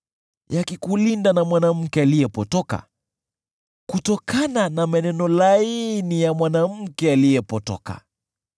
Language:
Swahili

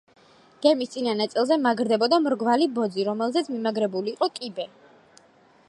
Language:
Georgian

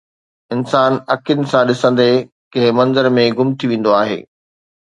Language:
Sindhi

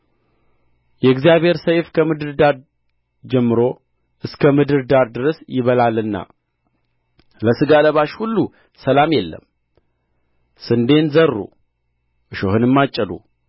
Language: Amharic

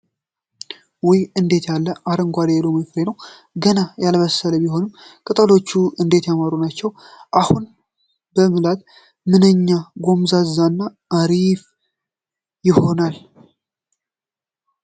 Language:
Amharic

